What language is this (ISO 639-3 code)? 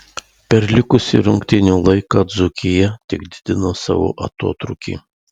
lit